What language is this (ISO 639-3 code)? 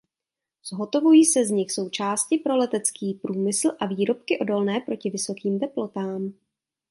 ces